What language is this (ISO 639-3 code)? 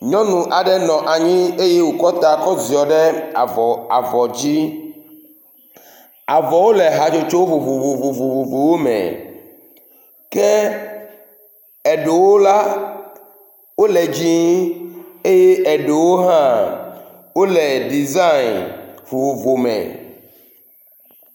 ewe